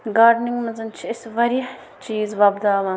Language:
Kashmiri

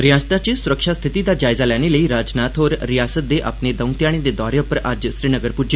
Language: Dogri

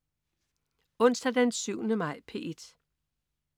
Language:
Danish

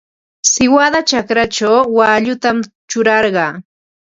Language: Ambo-Pasco Quechua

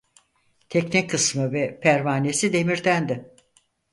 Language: Turkish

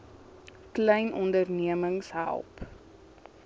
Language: Afrikaans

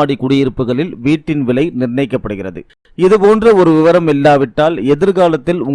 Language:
Tamil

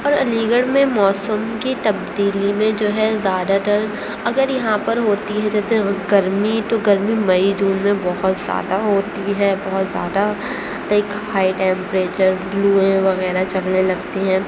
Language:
Urdu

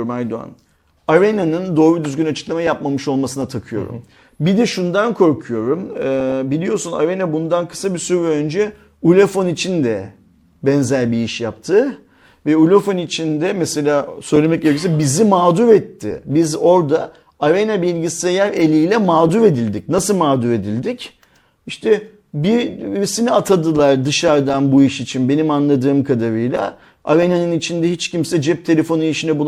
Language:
Turkish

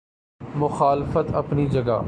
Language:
Urdu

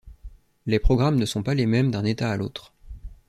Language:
French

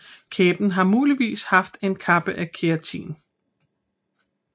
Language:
Danish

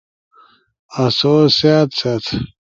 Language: Ushojo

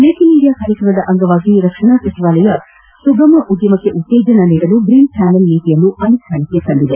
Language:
Kannada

